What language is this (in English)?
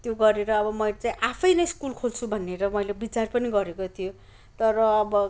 Nepali